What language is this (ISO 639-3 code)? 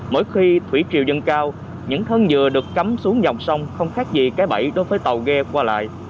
vie